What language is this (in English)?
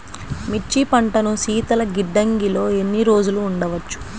Telugu